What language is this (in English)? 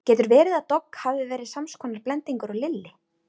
Icelandic